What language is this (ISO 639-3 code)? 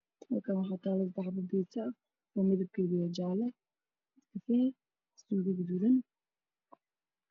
som